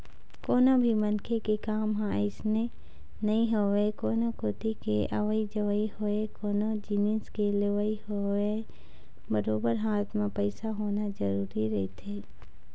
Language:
Chhattisgarhi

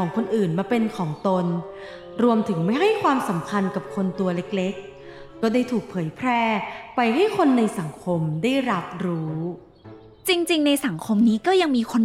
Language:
Thai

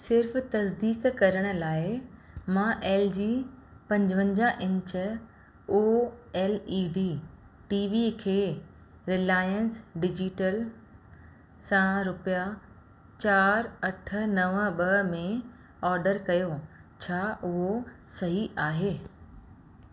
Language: Sindhi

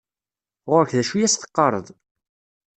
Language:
Kabyle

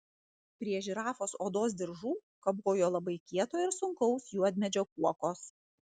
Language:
Lithuanian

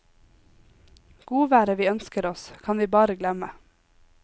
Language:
Norwegian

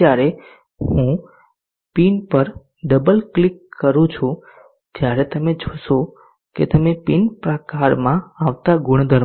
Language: Gujarati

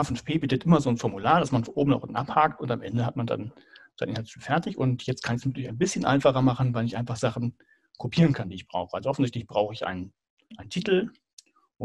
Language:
German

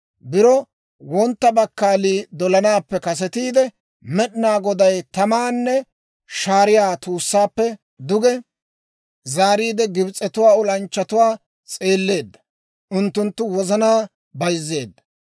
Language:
Dawro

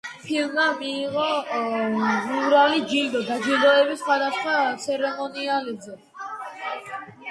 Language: Georgian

